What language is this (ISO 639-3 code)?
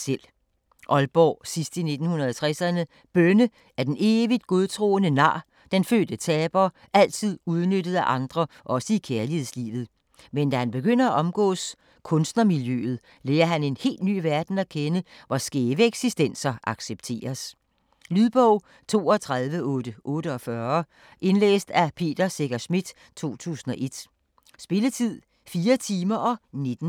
dan